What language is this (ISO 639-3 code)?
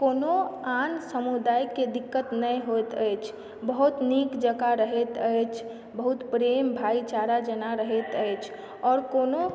mai